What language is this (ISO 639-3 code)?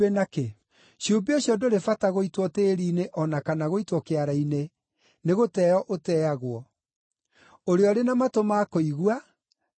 kik